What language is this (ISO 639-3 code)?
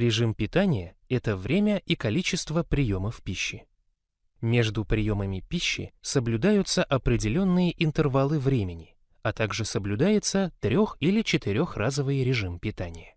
rus